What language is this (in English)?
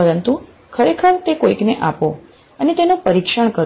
Gujarati